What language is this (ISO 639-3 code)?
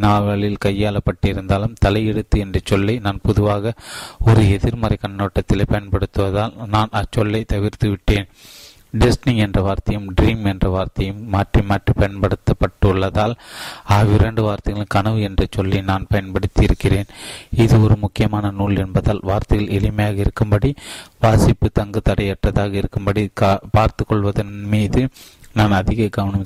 tam